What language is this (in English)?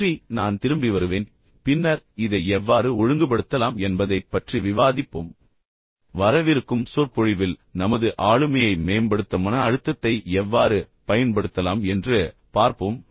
Tamil